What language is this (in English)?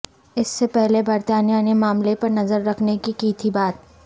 Urdu